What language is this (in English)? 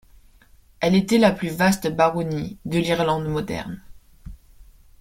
French